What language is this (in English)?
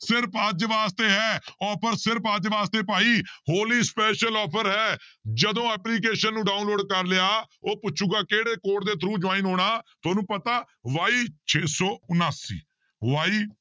Punjabi